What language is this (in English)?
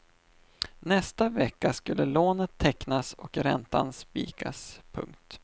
Swedish